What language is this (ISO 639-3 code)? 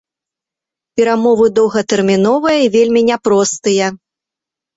bel